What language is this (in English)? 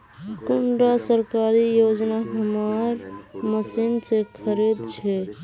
Magahi